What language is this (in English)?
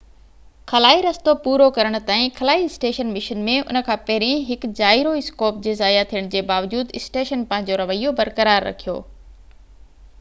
Sindhi